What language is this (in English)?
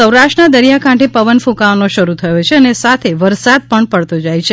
Gujarati